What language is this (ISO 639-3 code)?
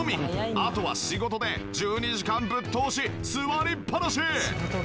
jpn